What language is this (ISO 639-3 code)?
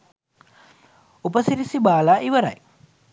sin